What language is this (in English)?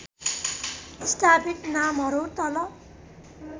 Nepali